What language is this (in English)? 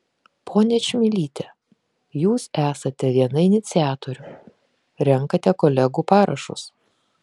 Lithuanian